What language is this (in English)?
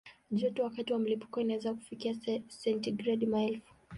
Swahili